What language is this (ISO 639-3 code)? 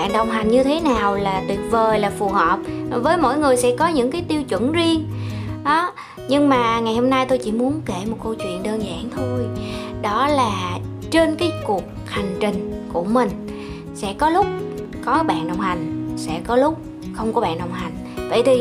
vie